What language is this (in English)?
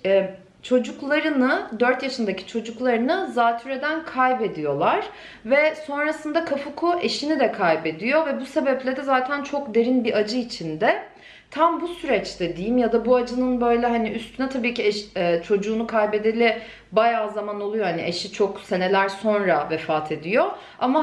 Turkish